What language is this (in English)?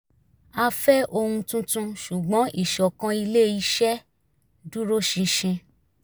Yoruba